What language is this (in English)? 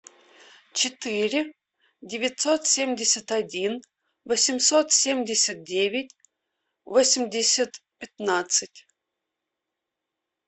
Russian